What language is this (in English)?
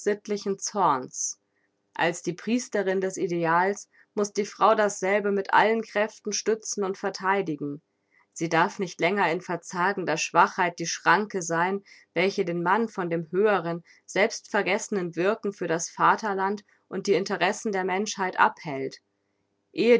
German